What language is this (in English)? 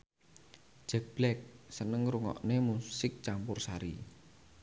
Javanese